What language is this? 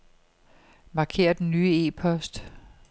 Danish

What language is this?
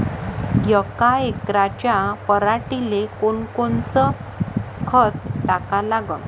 Marathi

